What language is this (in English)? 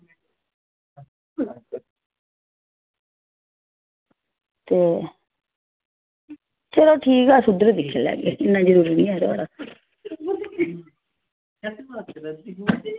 Dogri